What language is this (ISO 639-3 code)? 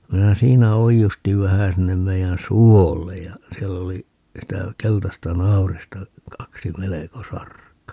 fin